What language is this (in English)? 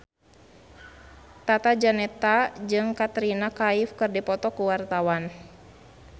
Sundanese